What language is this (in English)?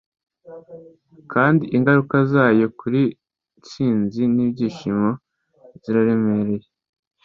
Kinyarwanda